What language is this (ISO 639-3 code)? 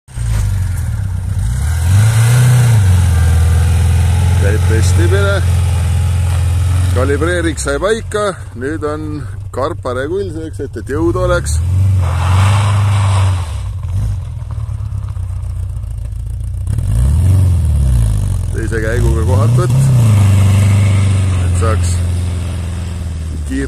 lav